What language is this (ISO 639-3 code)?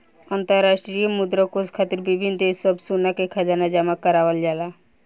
bho